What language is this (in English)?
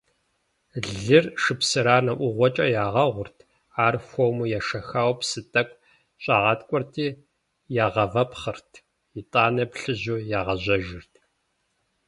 Kabardian